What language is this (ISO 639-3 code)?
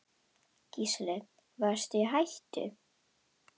isl